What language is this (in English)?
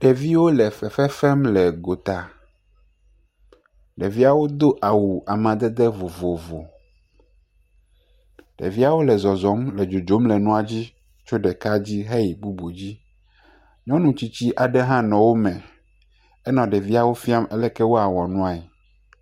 Ewe